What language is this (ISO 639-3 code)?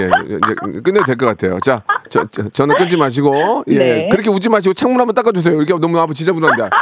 kor